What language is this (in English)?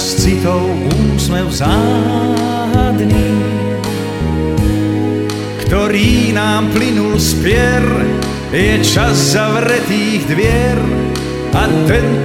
Croatian